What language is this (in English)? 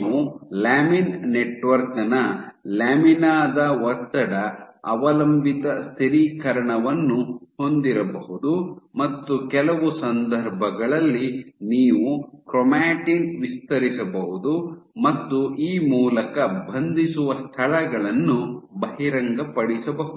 Kannada